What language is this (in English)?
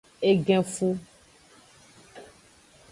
Aja (Benin)